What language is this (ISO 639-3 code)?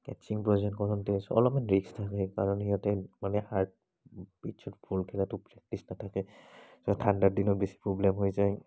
asm